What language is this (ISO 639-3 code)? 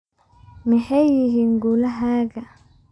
som